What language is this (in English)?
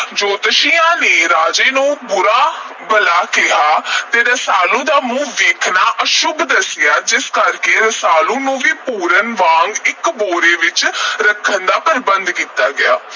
Punjabi